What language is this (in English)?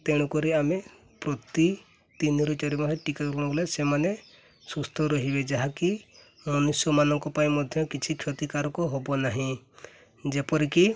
Odia